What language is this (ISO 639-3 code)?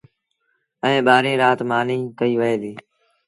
sbn